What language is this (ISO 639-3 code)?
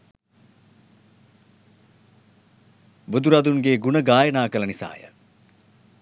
sin